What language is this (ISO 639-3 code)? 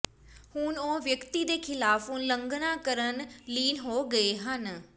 pan